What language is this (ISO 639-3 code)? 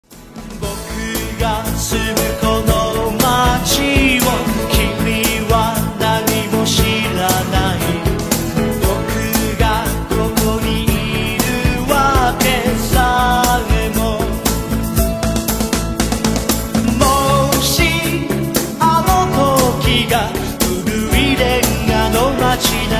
jpn